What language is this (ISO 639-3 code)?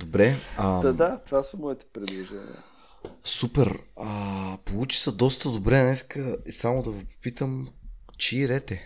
bul